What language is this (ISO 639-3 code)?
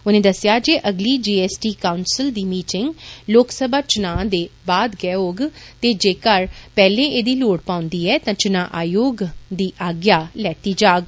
doi